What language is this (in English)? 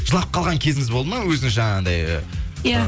Kazakh